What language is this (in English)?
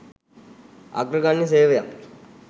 Sinhala